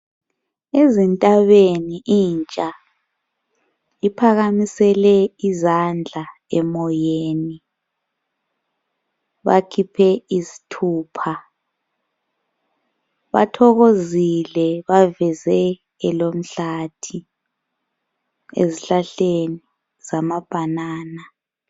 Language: North Ndebele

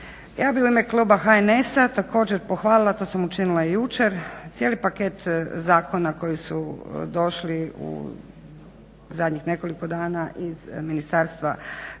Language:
Croatian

